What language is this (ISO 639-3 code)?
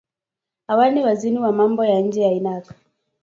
swa